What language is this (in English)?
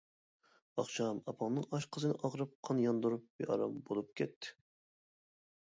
Uyghur